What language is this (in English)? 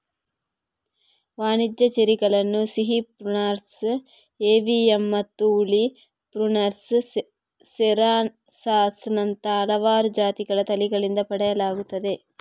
Kannada